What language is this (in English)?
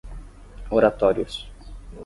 Portuguese